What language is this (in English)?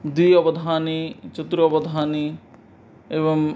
Sanskrit